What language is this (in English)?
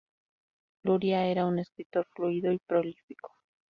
Spanish